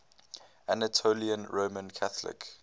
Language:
English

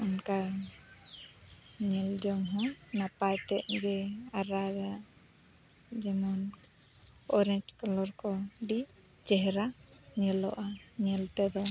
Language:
Santali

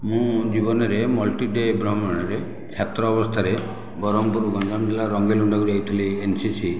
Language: Odia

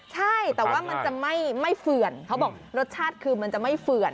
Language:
Thai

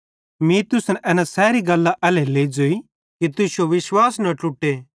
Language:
Bhadrawahi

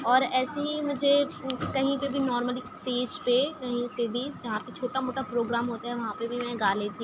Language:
Urdu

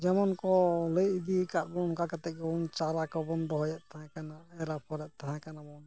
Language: Santali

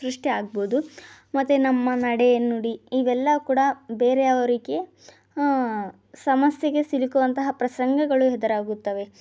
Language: Kannada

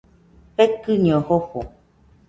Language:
Nüpode Huitoto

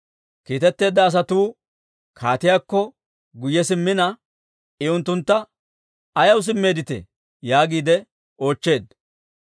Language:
Dawro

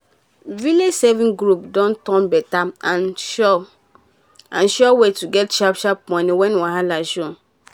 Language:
Nigerian Pidgin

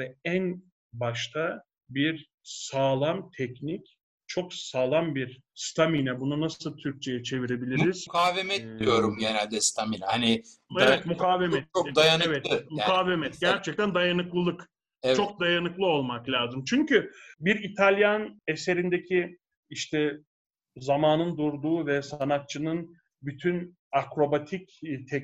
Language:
Turkish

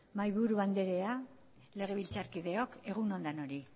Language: Basque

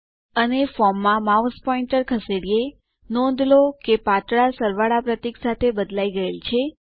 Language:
Gujarati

